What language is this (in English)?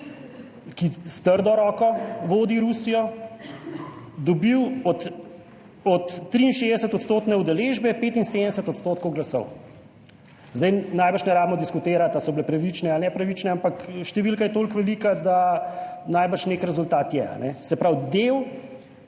Slovenian